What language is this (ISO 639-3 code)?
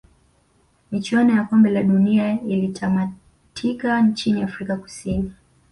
swa